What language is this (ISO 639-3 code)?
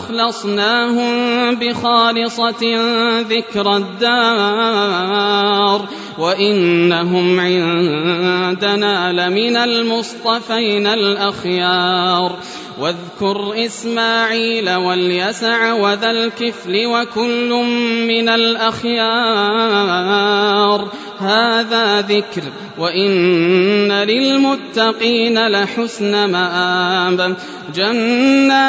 ara